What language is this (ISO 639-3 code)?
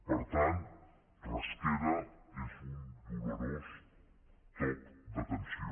cat